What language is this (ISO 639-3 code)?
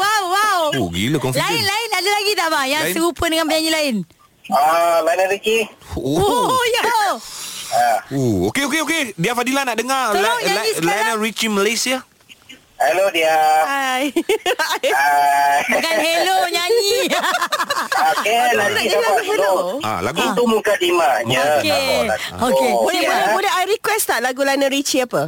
msa